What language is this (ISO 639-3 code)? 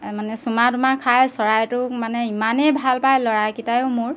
asm